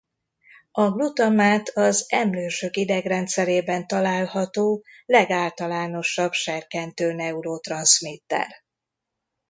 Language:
Hungarian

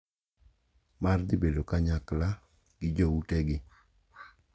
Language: Luo (Kenya and Tanzania)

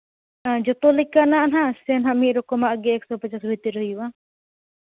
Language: Santali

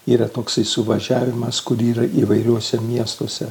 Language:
Lithuanian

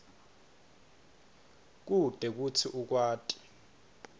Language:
Swati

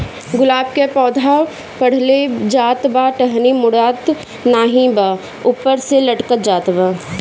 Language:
Bhojpuri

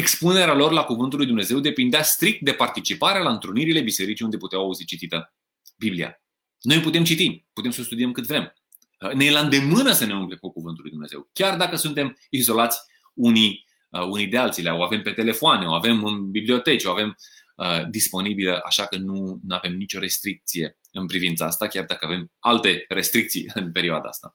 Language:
Romanian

